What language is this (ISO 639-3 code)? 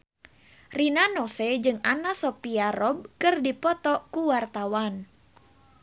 sun